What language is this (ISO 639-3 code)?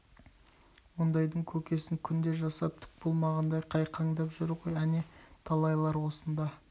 kaz